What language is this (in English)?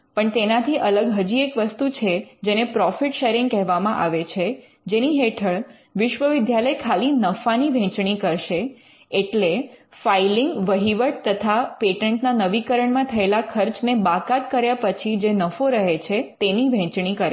Gujarati